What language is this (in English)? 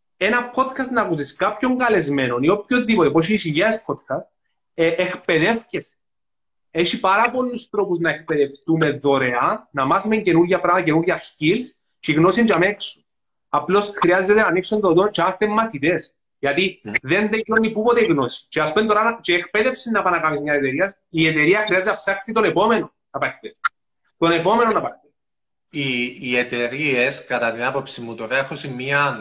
Greek